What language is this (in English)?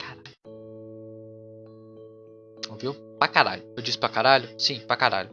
Portuguese